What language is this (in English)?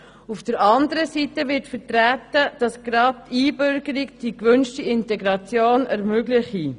Swiss German